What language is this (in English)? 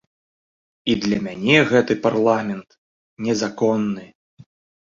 Belarusian